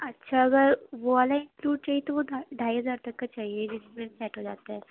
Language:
Urdu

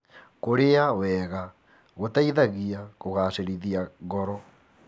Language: Kikuyu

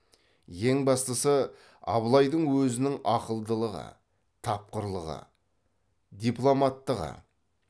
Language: Kazakh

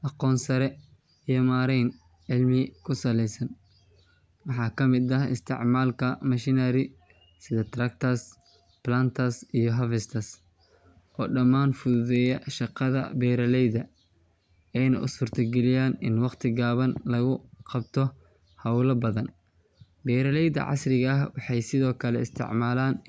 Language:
Somali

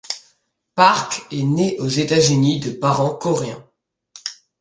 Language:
French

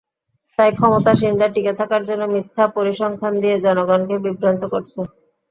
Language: Bangla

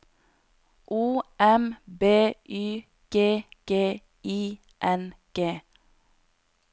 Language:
Norwegian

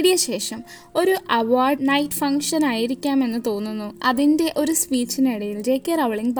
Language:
Malayalam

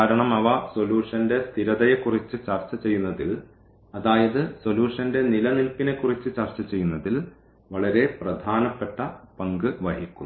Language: Malayalam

